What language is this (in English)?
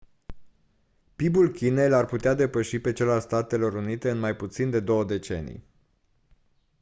Romanian